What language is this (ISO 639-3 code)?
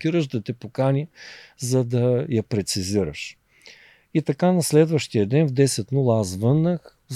bul